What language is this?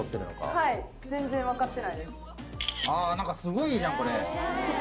Japanese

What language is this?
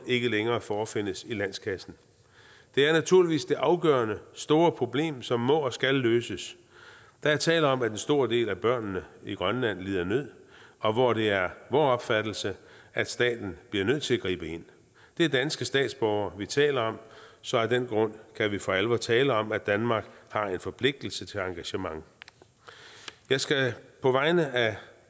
Danish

